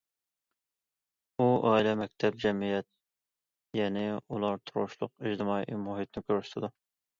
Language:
Uyghur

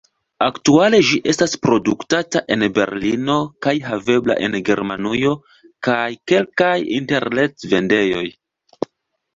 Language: Esperanto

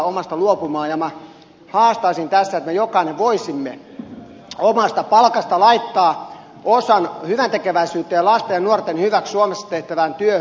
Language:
Finnish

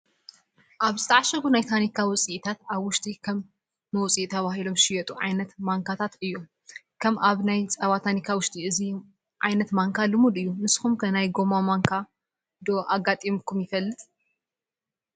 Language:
Tigrinya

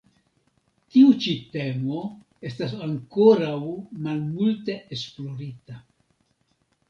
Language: Esperanto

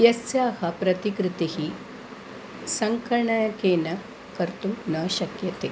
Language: Sanskrit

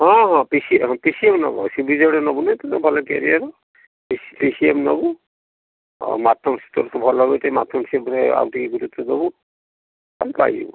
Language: Odia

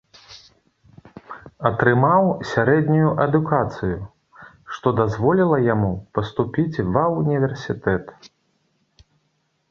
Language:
Belarusian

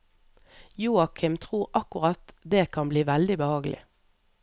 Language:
Norwegian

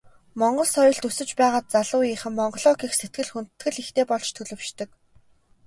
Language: Mongolian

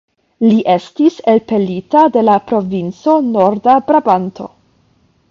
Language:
Esperanto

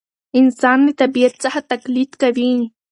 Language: Pashto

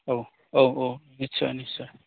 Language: Bodo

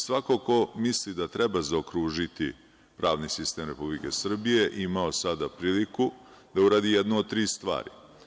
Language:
Serbian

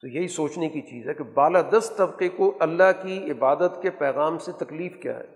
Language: Urdu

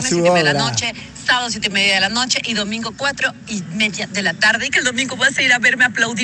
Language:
Spanish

